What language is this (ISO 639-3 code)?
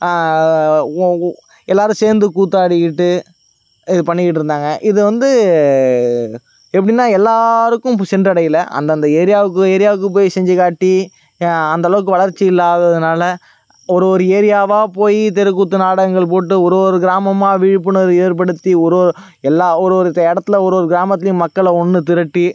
tam